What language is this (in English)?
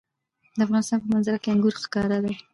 Pashto